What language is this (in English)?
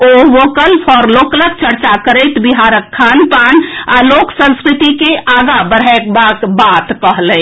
Maithili